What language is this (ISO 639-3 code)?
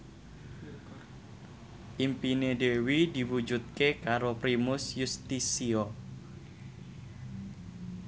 jav